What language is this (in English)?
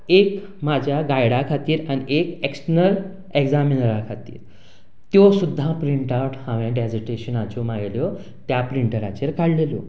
Konkani